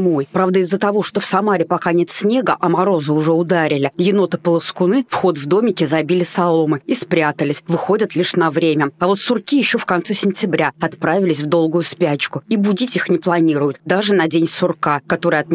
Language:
Russian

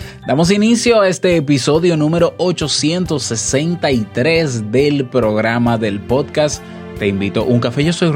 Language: Spanish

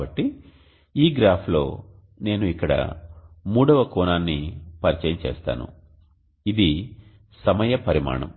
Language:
Telugu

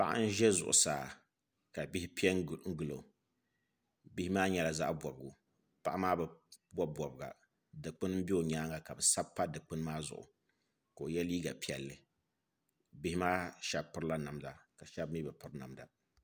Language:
Dagbani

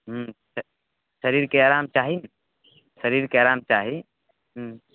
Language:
Maithili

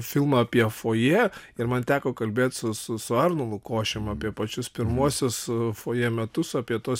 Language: Lithuanian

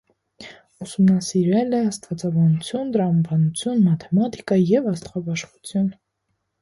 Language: Armenian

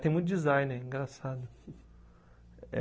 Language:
Portuguese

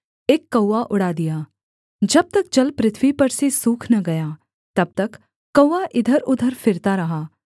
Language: Hindi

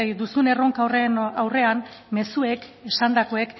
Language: Basque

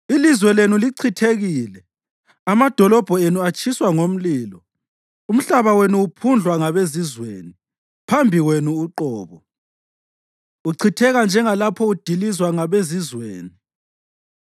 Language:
North Ndebele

